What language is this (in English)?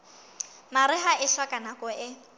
Southern Sotho